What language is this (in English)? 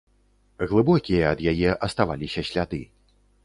Belarusian